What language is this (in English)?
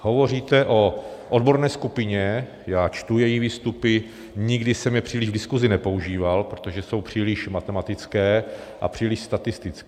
Czech